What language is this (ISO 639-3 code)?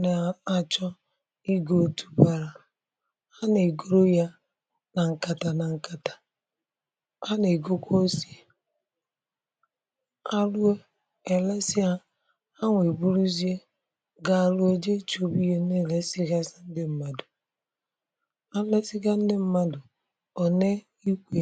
ibo